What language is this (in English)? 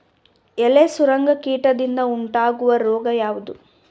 Kannada